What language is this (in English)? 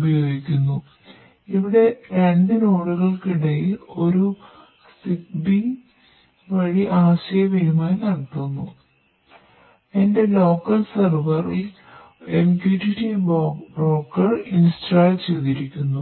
Malayalam